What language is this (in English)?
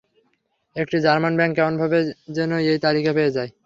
Bangla